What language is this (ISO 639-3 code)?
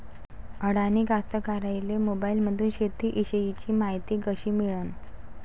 mar